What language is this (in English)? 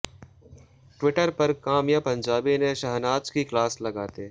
Hindi